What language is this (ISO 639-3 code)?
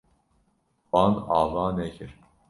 kur